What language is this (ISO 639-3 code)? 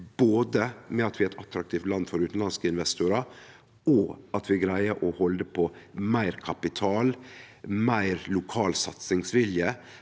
nor